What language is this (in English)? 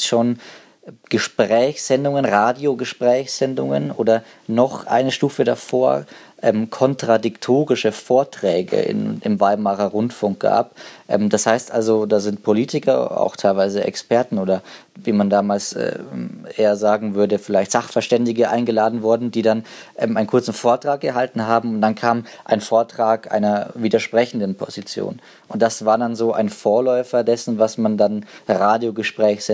German